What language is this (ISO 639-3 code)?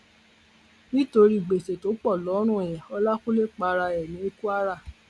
yor